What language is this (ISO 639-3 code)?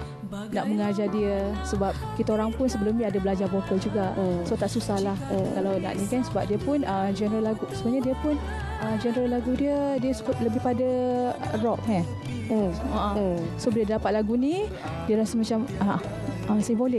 msa